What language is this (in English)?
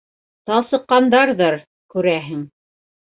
Bashkir